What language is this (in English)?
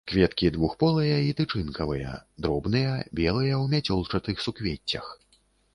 Belarusian